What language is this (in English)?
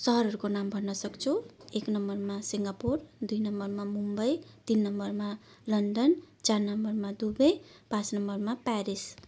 Nepali